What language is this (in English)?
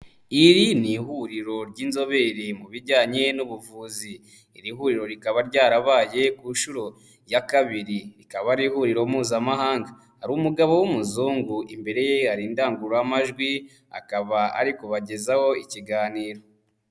Kinyarwanda